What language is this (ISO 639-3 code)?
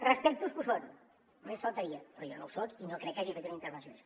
cat